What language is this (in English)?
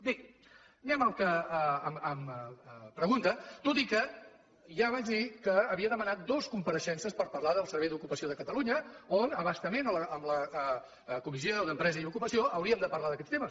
Catalan